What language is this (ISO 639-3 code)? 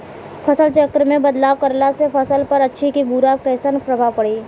bho